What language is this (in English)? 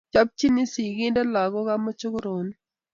Kalenjin